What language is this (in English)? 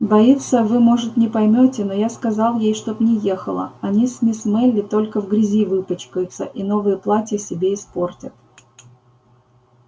Russian